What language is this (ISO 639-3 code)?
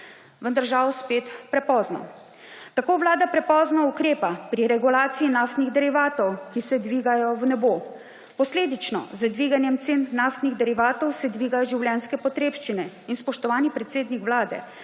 slv